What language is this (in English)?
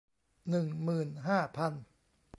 Thai